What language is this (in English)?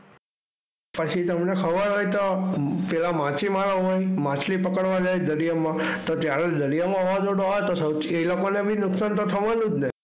Gujarati